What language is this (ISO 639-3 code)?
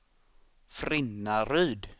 swe